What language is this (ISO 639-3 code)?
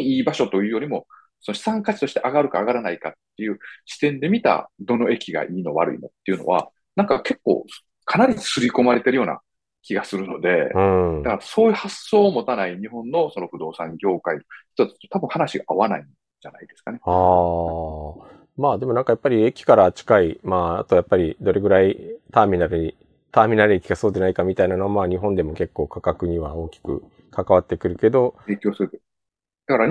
jpn